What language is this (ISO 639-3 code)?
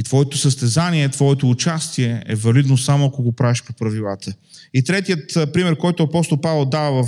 bul